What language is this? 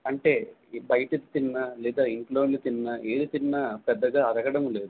Telugu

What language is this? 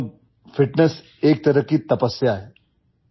Odia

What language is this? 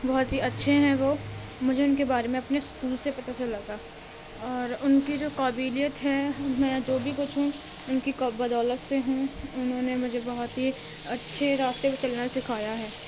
Urdu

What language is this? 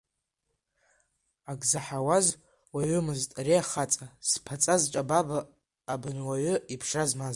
Abkhazian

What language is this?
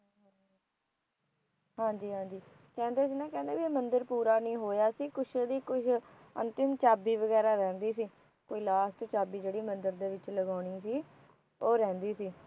Punjabi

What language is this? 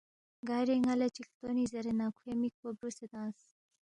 Balti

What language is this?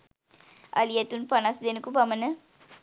Sinhala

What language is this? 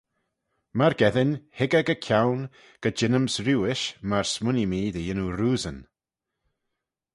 Manx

